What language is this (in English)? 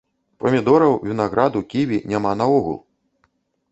Belarusian